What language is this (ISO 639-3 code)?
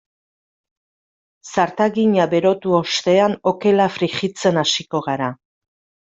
eus